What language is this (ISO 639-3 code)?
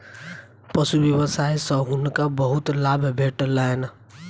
mai